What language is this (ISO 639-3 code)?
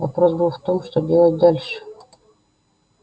rus